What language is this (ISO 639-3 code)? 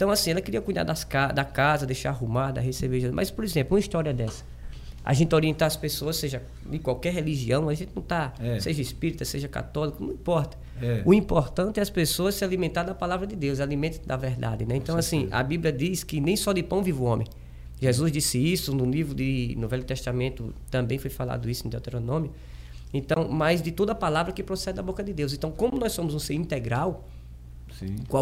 por